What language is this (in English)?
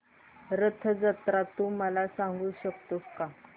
Marathi